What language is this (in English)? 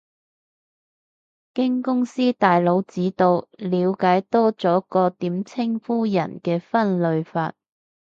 Cantonese